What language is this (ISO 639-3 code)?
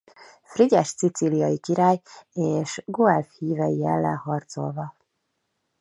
hun